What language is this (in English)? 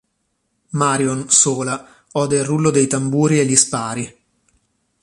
Italian